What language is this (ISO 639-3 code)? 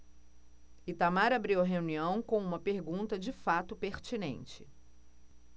por